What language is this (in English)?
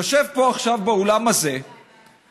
Hebrew